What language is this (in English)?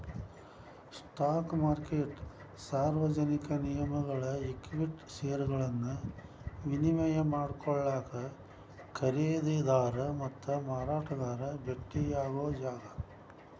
Kannada